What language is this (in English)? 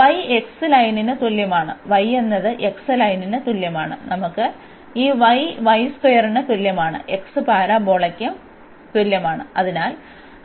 Malayalam